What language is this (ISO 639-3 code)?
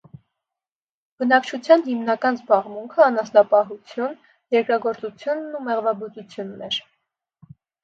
hye